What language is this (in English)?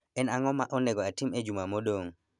Luo (Kenya and Tanzania)